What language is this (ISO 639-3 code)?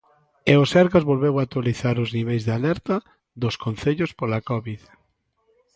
glg